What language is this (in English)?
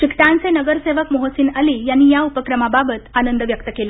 Marathi